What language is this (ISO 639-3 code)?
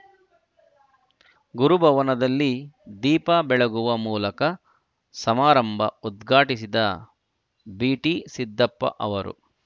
kan